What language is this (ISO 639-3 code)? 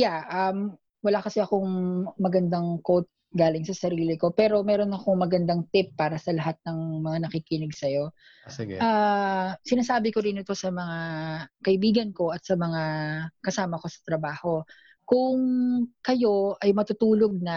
fil